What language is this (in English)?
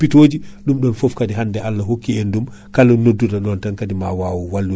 Fula